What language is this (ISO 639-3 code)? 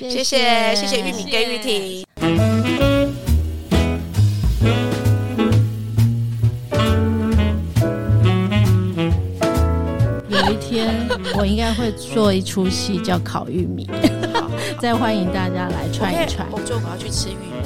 zho